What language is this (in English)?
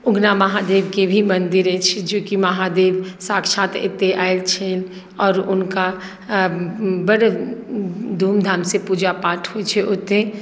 Maithili